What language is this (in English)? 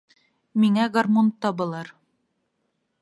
Bashkir